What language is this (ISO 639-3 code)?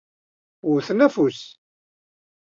kab